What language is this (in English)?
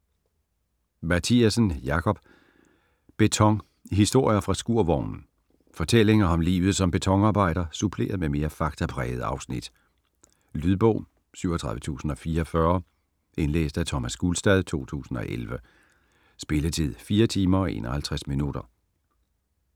Danish